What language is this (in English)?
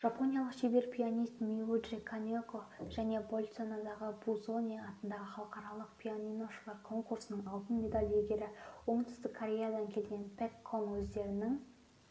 Kazakh